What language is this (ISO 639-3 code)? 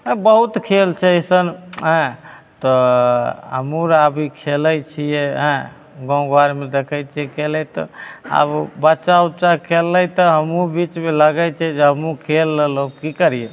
mai